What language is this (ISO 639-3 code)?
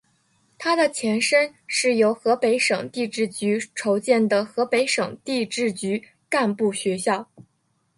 zho